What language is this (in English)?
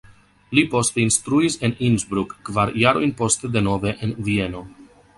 Esperanto